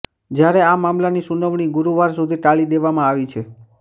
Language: Gujarati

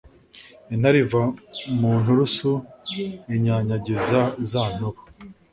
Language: Kinyarwanda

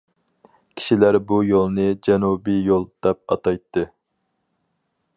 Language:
Uyghur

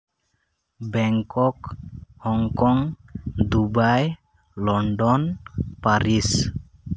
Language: Santali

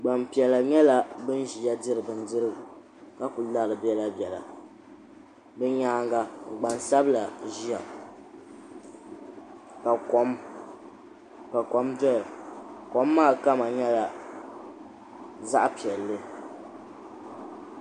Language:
Dagbani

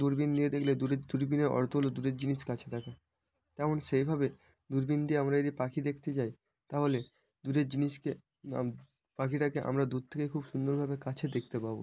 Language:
Bangla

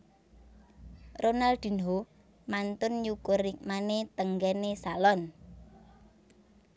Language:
Javanese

